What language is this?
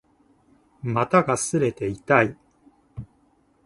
Japanese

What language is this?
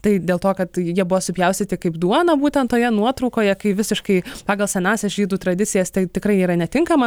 Lithuanian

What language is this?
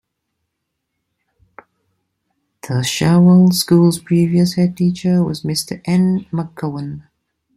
English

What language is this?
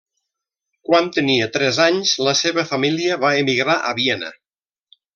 Catalan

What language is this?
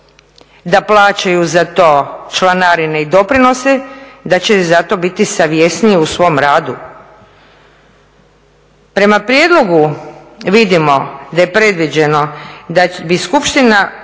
Croatian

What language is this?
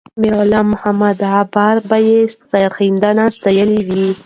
Pashto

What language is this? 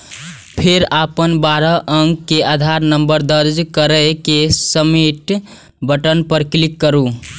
Maithili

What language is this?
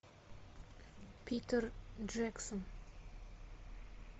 Russian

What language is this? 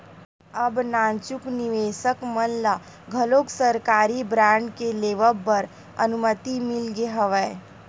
Chhattisgarhi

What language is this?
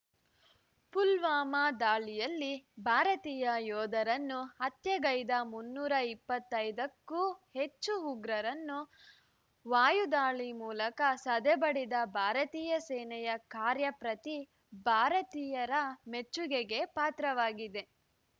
Kannada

